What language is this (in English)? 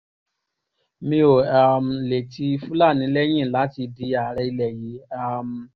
Yoruba